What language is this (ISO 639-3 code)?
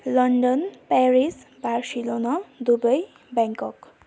nep